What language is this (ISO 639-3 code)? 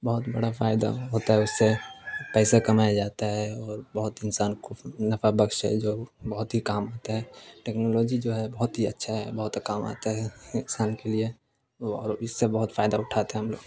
urd